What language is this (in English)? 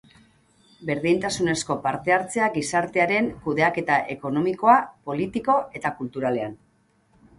Basque